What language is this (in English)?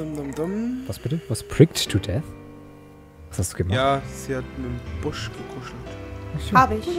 German